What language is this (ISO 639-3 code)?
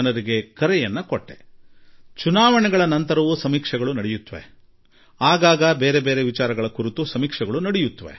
kan